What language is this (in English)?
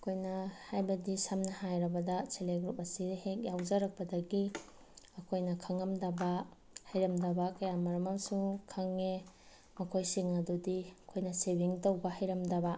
Manipuri